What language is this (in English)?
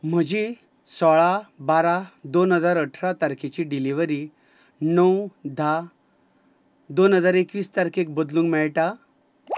Konkani